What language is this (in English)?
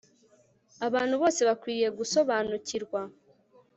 Kinyarwanda